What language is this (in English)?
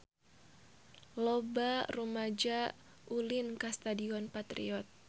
Sundanese